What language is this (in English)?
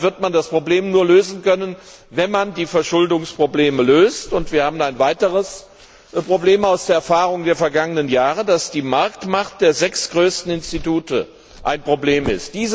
German